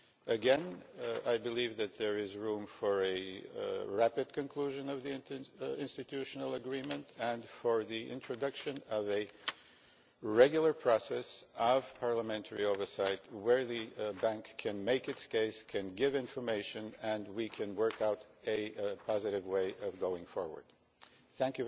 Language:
English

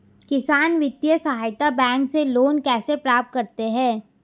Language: Hindi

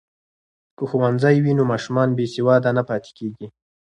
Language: Pashto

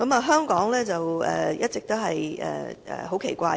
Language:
Cantonese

